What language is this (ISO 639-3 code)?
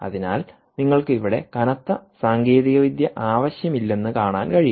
mal